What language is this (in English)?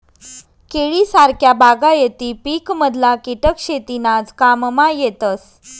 Marathi